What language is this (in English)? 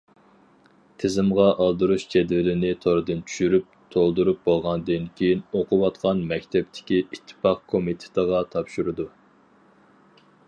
Uyghur